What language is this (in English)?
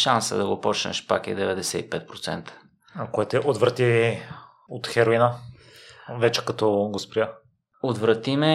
Bulgarian